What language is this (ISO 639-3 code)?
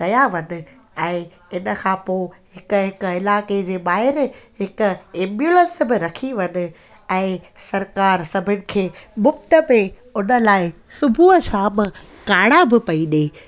snd